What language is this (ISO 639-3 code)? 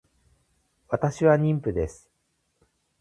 jpn